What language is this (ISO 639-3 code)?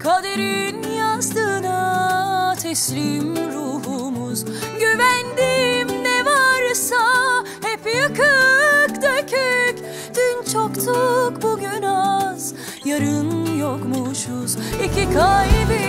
tur